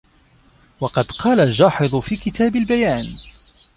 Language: Arabic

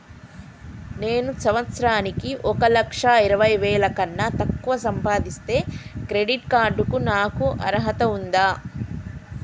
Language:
Telugu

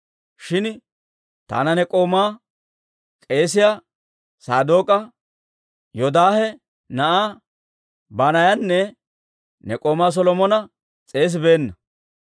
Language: Dawro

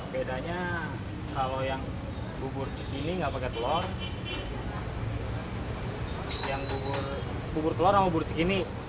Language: Indonesian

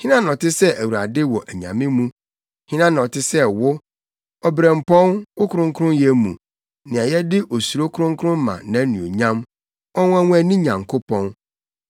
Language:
Akan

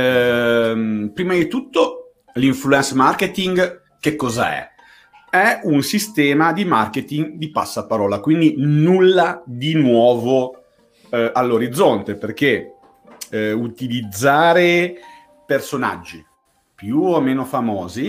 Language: Italian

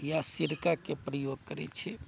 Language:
Maithili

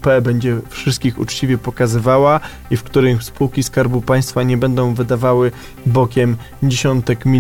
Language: Polish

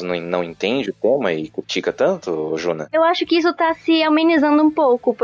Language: Portuguese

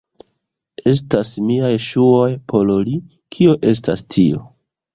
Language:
Esperanto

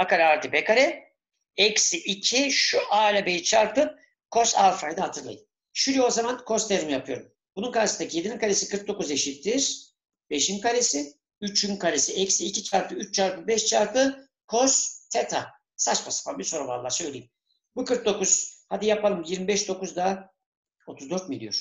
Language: Turkish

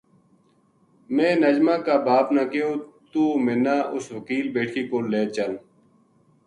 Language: Gujari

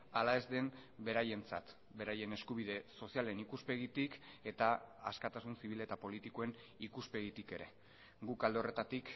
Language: Basque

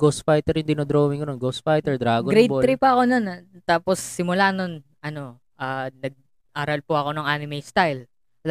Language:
Filipino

